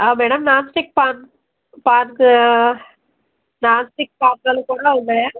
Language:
Telugu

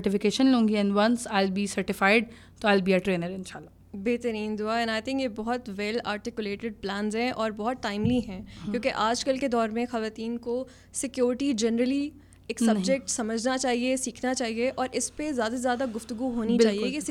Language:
Urdu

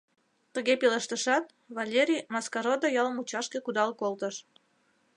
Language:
Mari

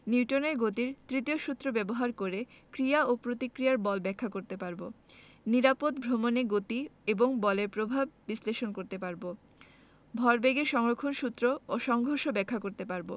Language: Bangla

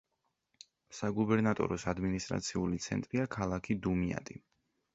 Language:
Georgian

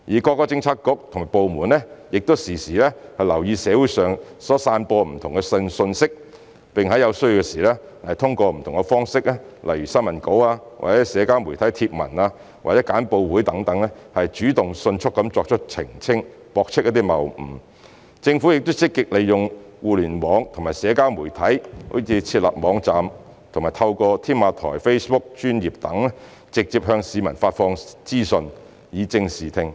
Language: Cantonese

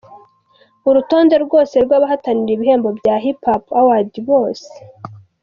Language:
Kinyarwanda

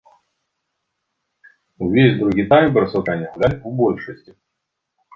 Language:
Belarusian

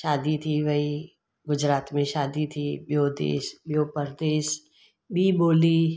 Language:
Sindhi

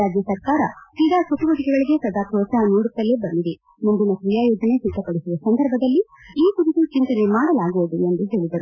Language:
Kannada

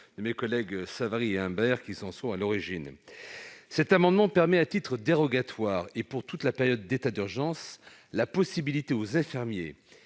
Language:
French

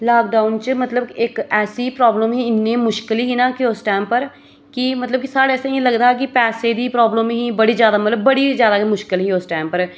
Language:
Dogri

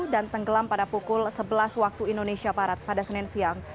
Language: Indonesian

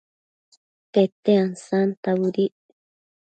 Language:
Matsés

